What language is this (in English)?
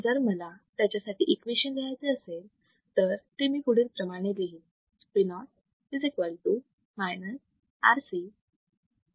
Marathi